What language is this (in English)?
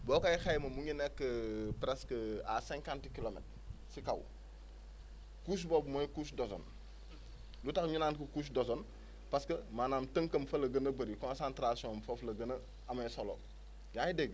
Wolof